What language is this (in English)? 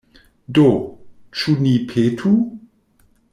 Esperanto